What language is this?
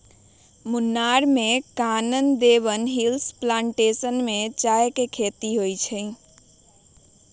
Magahi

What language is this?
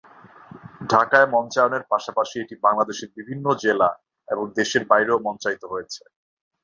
Bangla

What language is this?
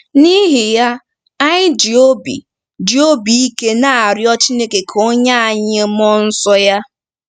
Igbo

